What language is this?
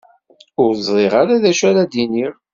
Kabyle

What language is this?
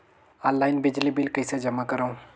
Chhattisgarhi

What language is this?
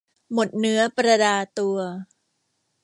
Thai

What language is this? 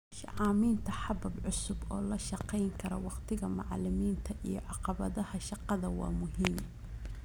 Somali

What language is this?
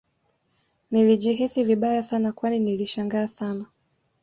Swahili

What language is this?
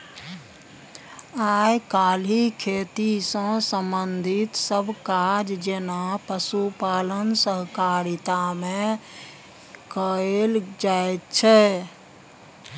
Maithili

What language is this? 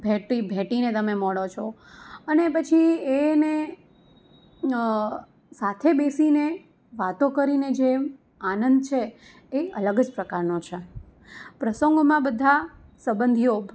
Gujarati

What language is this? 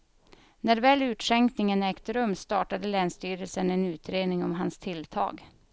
Swedish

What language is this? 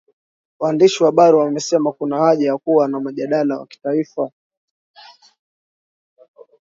Swahili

